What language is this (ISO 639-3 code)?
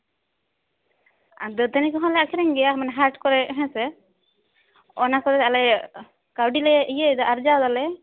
sat